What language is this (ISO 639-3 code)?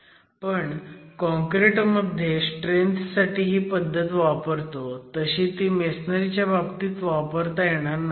mar